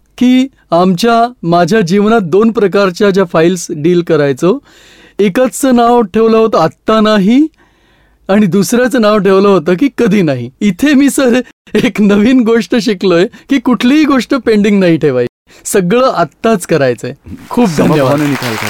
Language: Gujarati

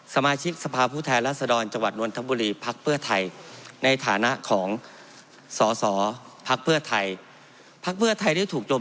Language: Thai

